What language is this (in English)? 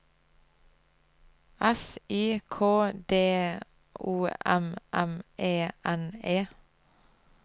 Norwegian